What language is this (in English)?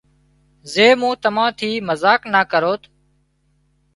Wadiyara Koli